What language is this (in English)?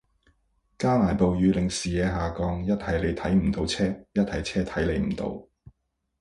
Cantonese